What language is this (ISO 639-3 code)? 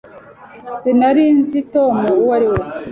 kin